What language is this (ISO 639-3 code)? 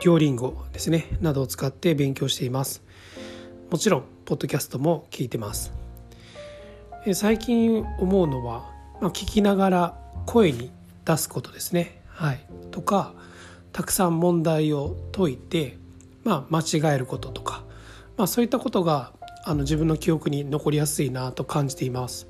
jpn